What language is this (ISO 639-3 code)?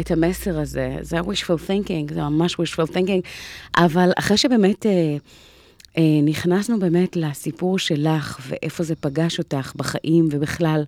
heb